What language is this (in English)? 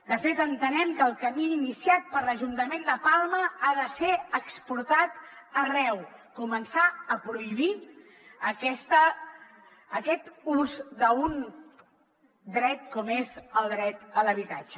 Catalan